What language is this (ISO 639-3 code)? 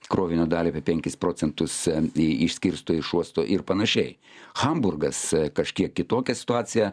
lit